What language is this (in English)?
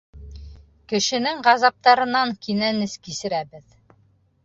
Bashkir